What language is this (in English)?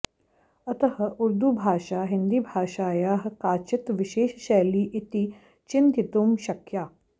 Sanskrit